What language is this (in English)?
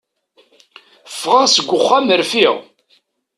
Kabyle